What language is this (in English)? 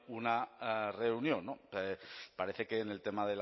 Spanish